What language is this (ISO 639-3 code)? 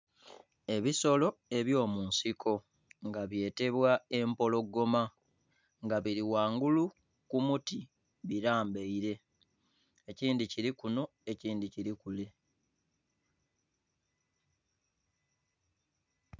xog